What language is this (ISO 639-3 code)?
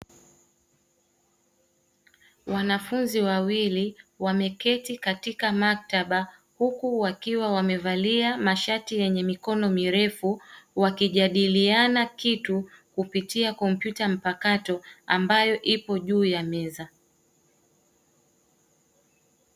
swa